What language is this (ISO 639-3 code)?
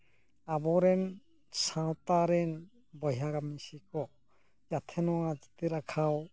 sat